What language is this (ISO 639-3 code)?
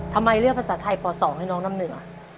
tha